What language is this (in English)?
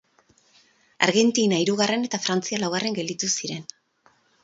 Basque